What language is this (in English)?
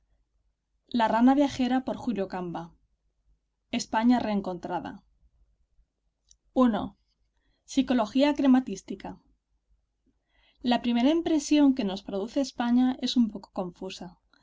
Spanish